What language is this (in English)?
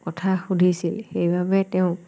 Assamese